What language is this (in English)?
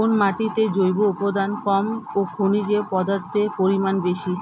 Bangla